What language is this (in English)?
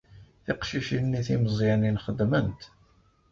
Kabyle